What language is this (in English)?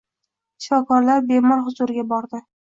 Uzbek